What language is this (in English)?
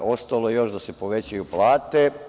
Serbian